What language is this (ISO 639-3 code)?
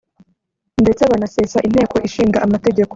kin